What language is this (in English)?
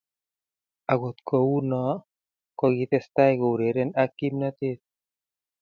Kalenjin